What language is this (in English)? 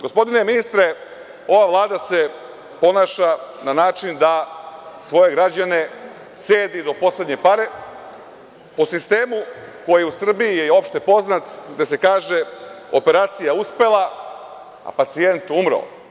Serbian